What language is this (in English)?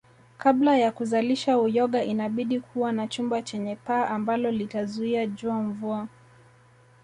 Swahili